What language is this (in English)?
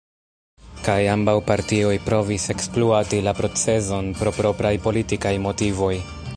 Esperanto